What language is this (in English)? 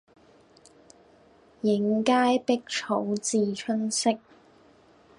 Cantonese